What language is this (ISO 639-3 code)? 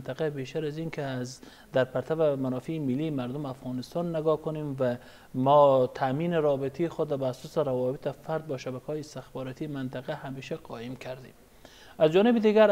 fas